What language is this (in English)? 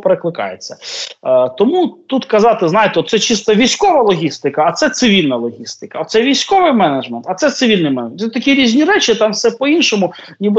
Ukrainian